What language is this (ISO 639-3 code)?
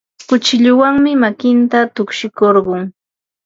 qva